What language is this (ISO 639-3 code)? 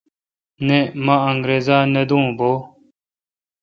xka